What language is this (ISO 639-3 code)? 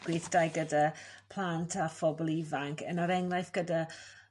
cym